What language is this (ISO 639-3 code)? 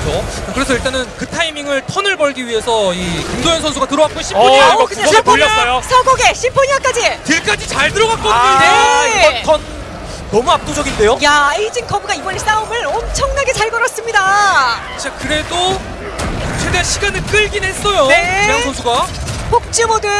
kor